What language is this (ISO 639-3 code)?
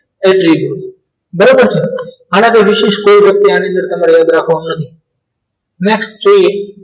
guj